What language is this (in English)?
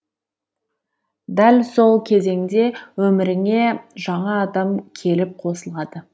Kazakh